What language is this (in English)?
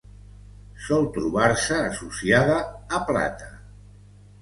Catalan